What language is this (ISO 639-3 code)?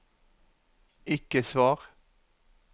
nor